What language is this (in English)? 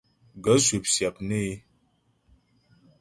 Ghomala